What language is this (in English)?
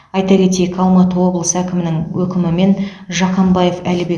Kazakh